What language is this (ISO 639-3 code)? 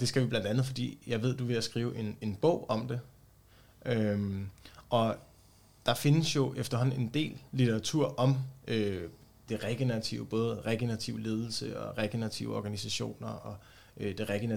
dan